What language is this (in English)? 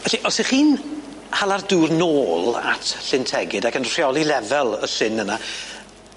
Welsh